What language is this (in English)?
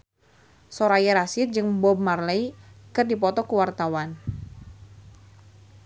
Sundanese